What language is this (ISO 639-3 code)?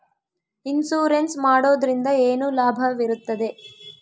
kan